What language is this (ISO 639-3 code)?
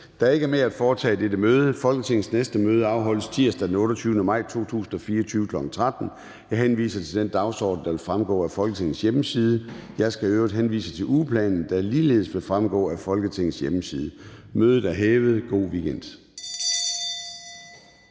dan